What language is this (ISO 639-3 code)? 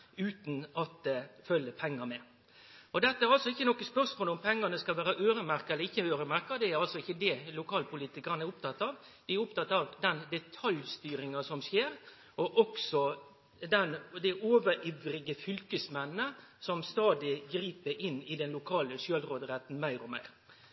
nno